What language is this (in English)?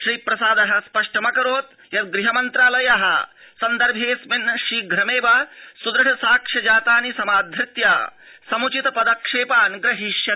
Sanskrit